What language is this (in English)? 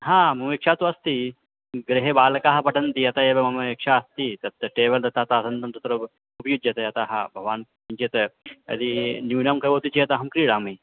Sanskrit